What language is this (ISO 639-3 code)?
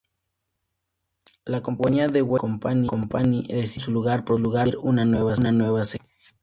spa